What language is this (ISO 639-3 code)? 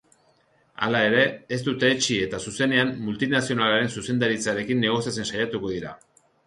eus